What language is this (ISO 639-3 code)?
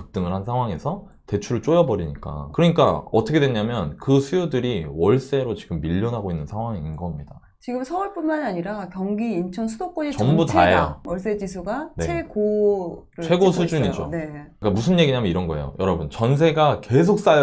kor